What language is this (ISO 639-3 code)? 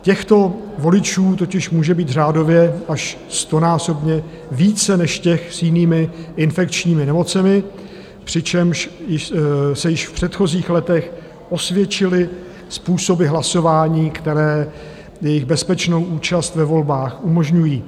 ces